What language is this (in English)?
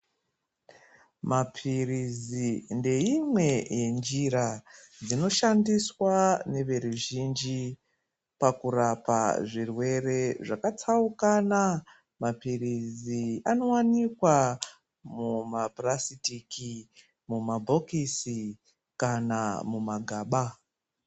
Ndau